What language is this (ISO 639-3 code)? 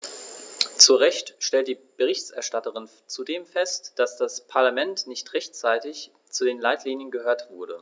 deu